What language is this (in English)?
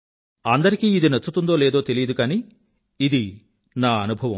Telugu